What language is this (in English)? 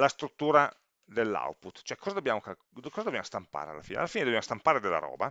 Italian